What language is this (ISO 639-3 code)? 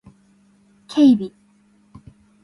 jpn